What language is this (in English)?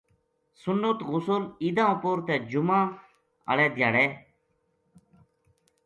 Gujari